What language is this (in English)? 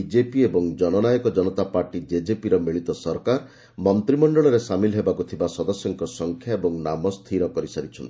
Odia